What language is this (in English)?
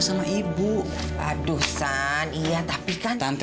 Indonesian